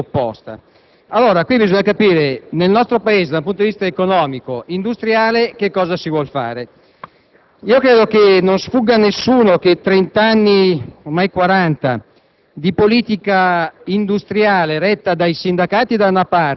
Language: Italian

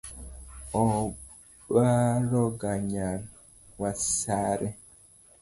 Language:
Luo (Kenya and Tanzania)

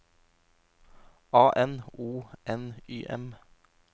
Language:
Norwegian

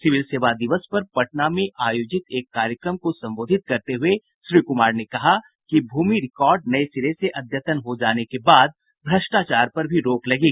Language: Hindi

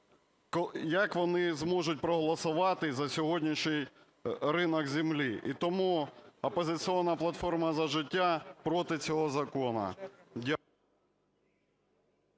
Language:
Ukrainian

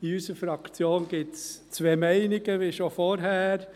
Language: Swiss German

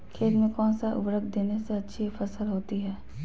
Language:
Magahi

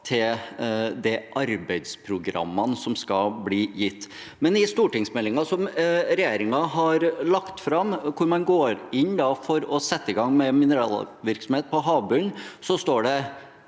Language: Norwegian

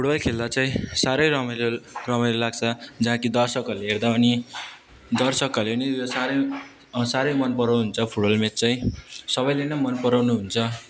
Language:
Nepali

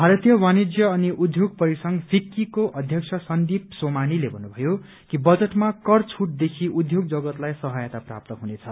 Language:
Nepali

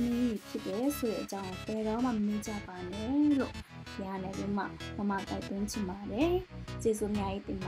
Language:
Korean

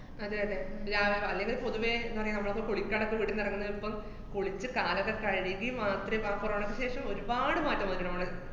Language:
Malayalam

